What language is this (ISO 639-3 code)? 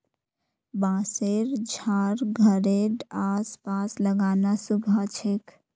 mag